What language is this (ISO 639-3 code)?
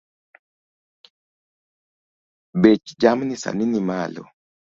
luo